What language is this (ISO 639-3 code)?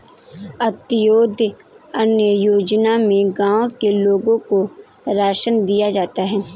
hin